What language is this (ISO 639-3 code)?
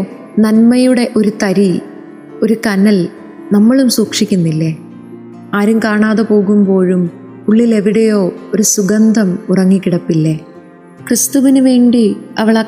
mal